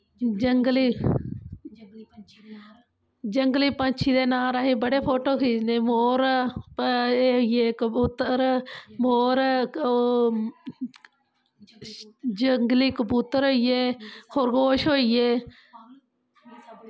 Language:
Dogri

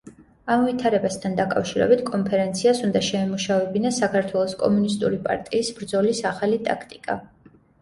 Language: Georgian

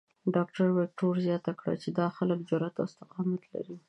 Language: Pashto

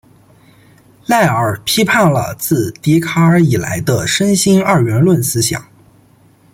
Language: Chinese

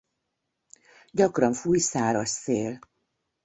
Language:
Hungarian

